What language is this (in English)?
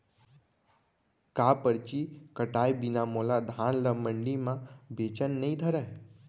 Chhattisgarhi